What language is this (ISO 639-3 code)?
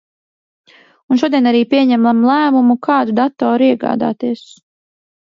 lav